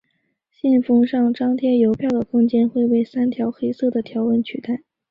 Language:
Chinese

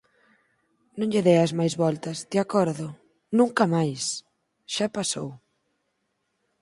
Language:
Galician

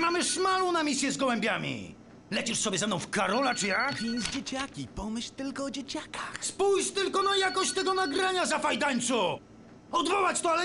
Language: Polish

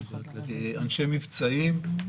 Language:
Hebrew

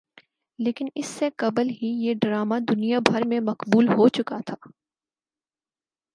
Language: Urdu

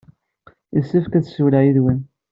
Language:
Kabyle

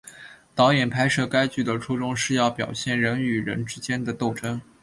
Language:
Chinese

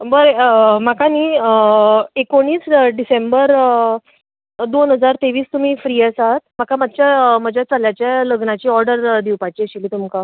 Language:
Konkani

